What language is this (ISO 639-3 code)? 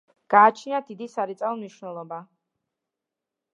kat